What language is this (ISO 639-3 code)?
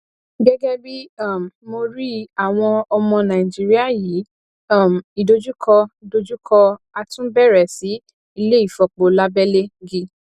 yor